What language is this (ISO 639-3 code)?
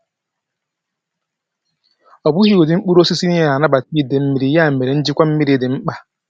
ibo